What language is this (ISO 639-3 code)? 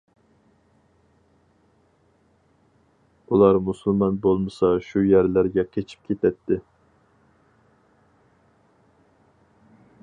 uig